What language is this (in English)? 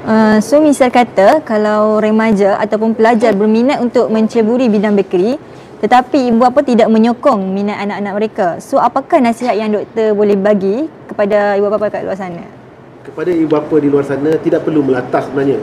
Malay